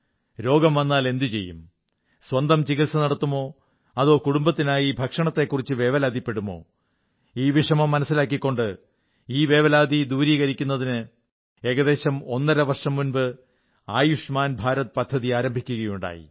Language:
Malayalam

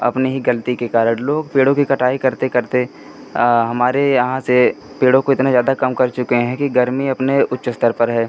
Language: Hindi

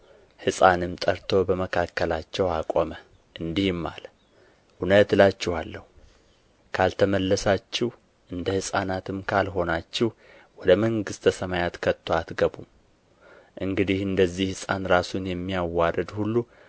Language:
Amharic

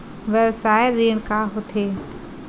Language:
Chhattisgarhi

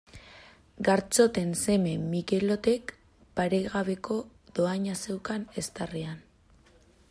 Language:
Basque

